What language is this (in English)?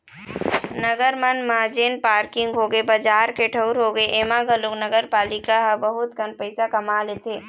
Chhattisgarhi